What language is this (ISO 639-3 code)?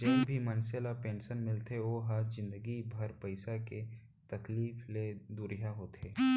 hne